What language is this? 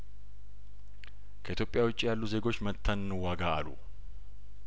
Amharic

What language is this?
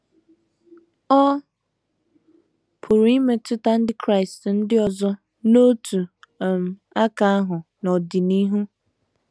Igbo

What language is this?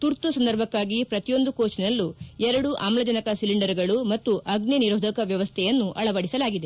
Kannada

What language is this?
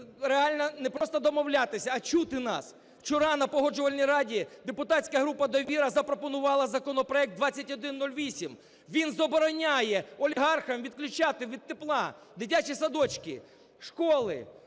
Ukrainian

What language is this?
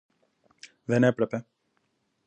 Greek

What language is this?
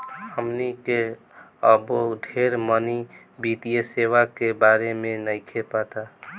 Bhojpuri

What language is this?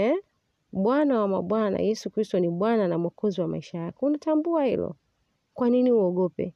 Swahili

